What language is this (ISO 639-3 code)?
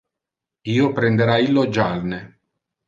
ina